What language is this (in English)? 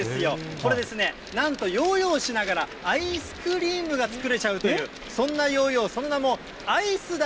Japanese